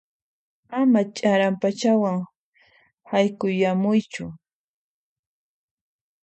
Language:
Puno Quechua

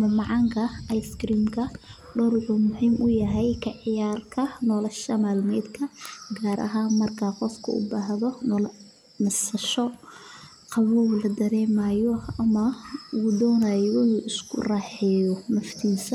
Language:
Somali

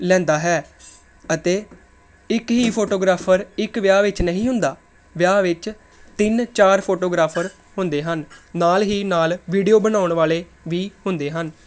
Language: Punjabi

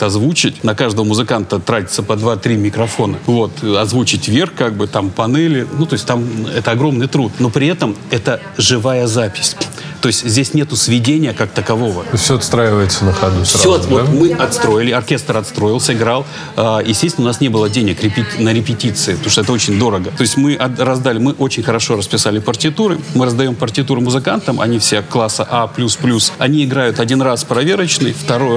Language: Russian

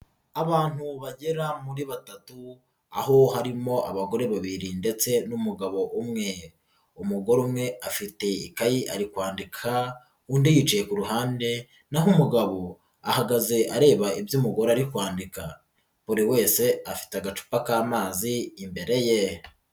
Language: Kinyarwanda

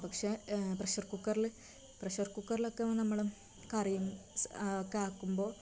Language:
Malayalam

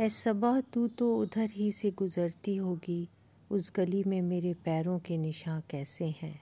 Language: Hindi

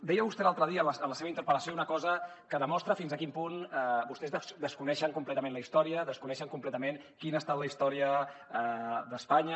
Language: Catalan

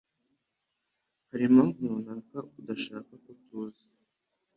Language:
Kinyarwanda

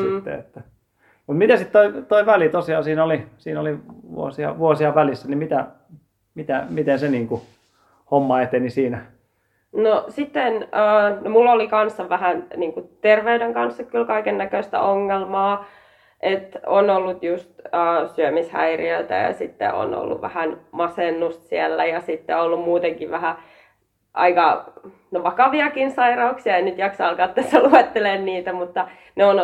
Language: Finnish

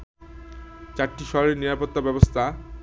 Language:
Bangla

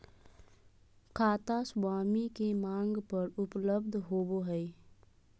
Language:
Magahi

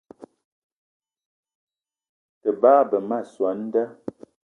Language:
Eton (Cameroon)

